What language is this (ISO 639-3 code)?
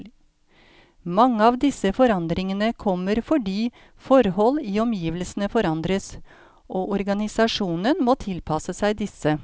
nor